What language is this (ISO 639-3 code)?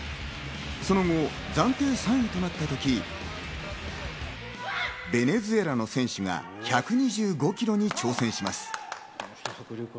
jpn